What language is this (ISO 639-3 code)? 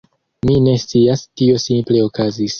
epo